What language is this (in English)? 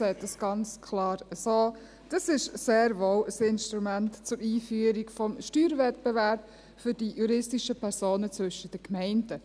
Swiss German